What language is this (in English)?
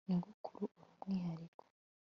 Kinyarwanda